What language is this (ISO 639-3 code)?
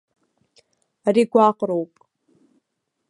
abk